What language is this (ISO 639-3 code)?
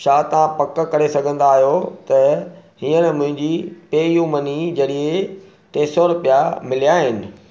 snd